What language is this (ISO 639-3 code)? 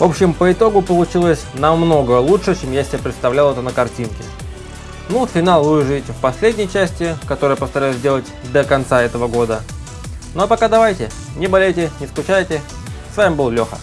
rus